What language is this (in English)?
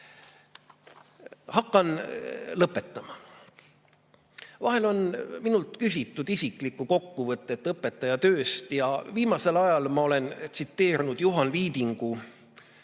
Estonian